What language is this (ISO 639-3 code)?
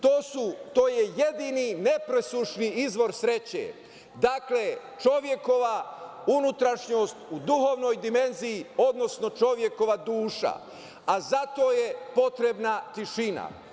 srp